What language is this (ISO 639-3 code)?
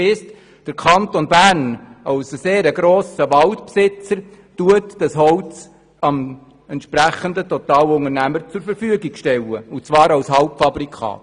gsw